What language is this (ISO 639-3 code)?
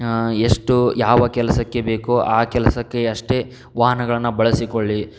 kan